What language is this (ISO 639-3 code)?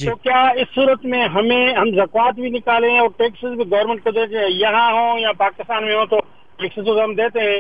urd